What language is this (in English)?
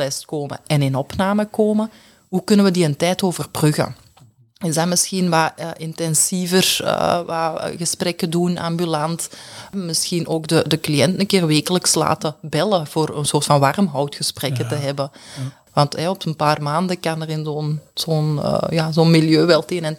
Dutch